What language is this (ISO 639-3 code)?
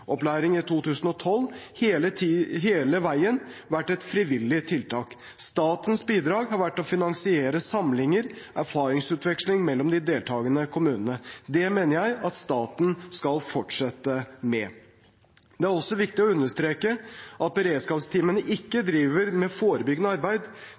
nob